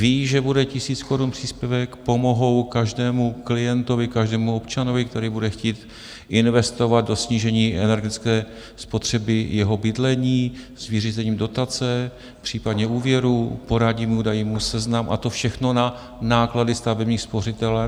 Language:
Czech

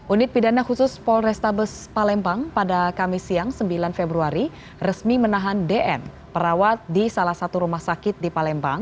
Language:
Indonesian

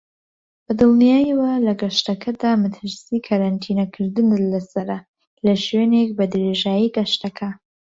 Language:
Central Kurdish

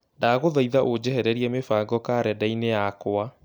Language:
Kikuyu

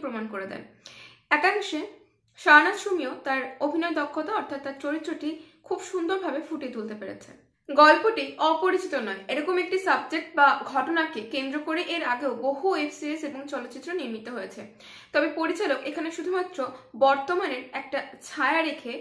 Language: Bangla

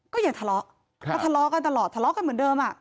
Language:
Thai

